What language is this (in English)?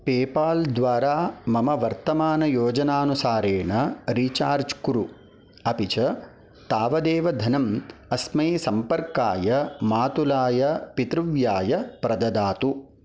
Sanskrit